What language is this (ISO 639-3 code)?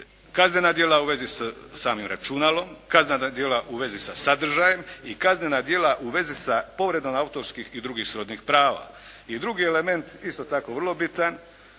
hrv